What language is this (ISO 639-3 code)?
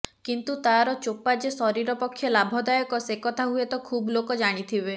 ori